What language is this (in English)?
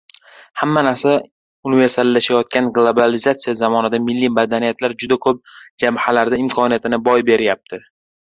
Uzbek